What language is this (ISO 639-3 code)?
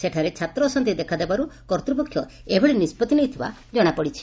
ori